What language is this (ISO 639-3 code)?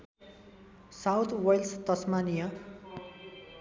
nep